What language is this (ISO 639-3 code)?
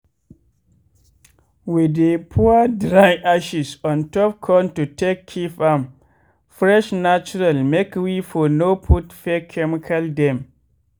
pcm